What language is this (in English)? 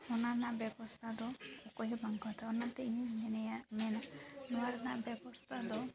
Santali